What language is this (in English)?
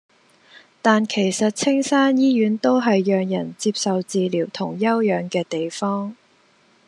Cantonese